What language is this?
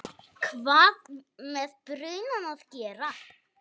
Icelandic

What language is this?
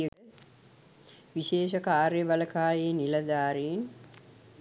Sinhala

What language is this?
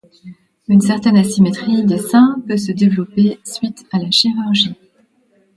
French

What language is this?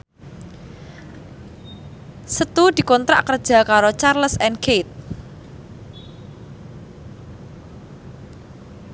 Javanese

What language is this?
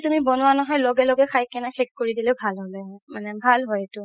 Assamese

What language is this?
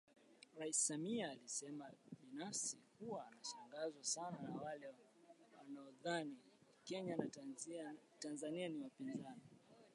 Swahili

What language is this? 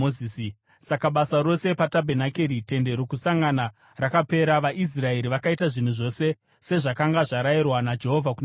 Shona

